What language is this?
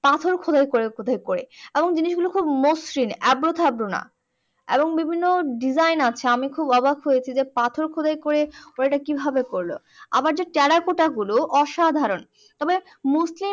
Bangla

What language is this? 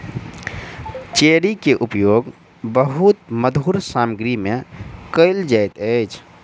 Maithili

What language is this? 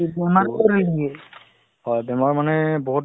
Assamese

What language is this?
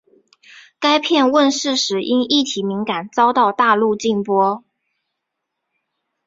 Chinese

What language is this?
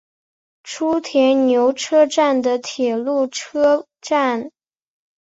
Chinese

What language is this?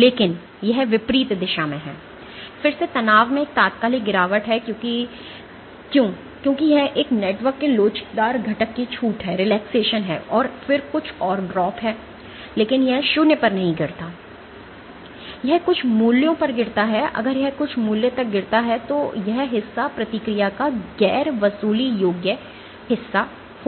Hindi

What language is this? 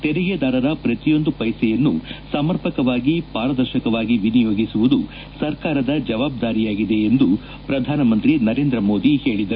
Kannada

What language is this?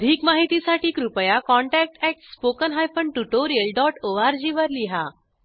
Marathi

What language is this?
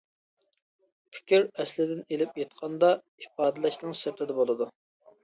Uyghur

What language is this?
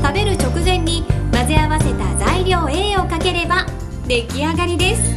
Japanese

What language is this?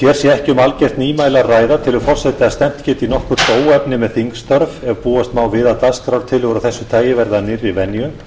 Icelandic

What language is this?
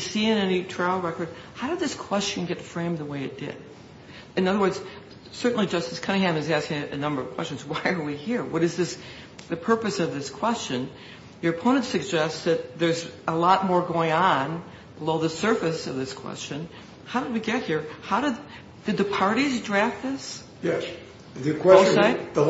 English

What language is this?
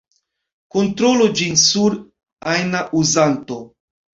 Esperanto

